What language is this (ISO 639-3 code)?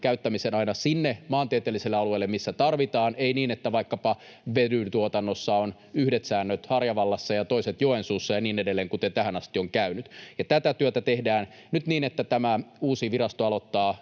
fin